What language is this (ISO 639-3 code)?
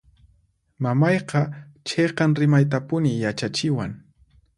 qxp